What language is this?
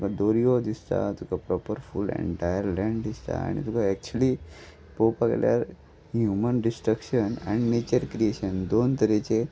Konkani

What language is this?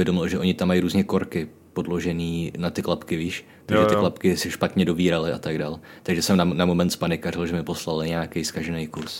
Czech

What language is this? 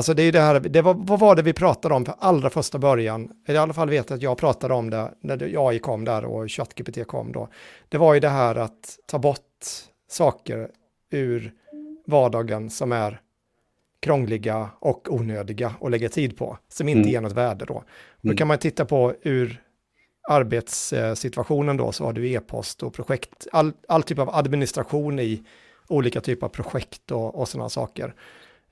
Swedish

